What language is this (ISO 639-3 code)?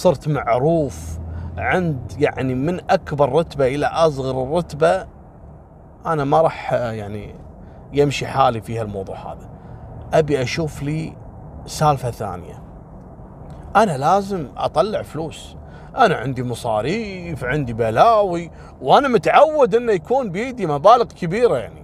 ara